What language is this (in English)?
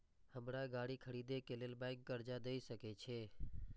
Maithili